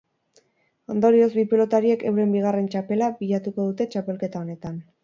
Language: Basque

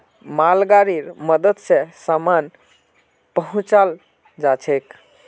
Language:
Magahi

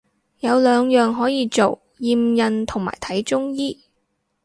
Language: Cantonese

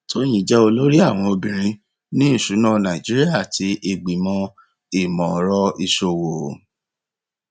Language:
Yoruba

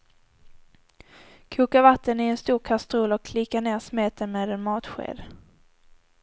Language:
Swedish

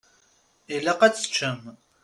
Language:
Kabyle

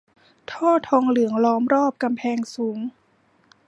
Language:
Thai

